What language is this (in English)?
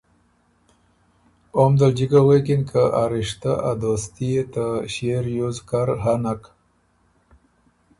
Ormuri